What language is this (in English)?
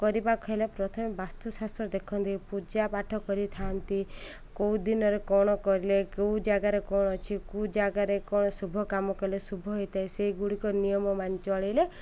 Odia